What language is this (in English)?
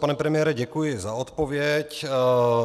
Czech